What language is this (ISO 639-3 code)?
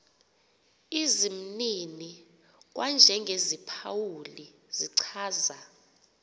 xho